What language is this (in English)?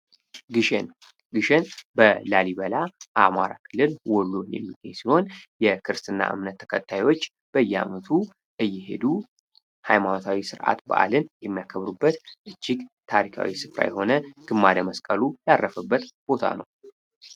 Amharic